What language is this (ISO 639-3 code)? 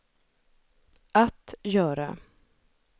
swe